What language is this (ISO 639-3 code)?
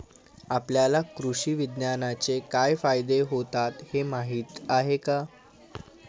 mar